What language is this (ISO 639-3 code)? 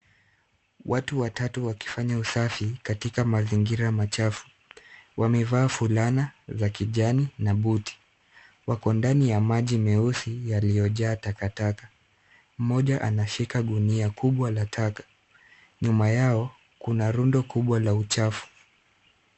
swa